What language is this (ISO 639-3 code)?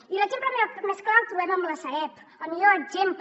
cat